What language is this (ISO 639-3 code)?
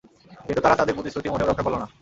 ben